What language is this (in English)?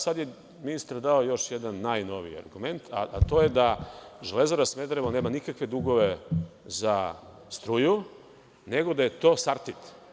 Serbian